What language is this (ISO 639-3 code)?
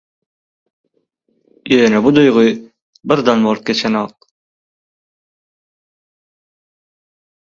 tuk